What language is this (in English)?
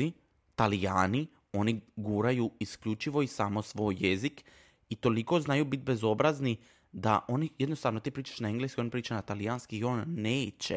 Croatian